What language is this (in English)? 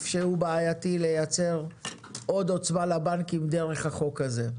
Hebrew